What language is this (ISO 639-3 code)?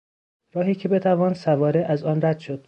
fas